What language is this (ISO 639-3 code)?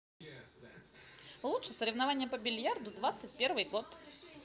rus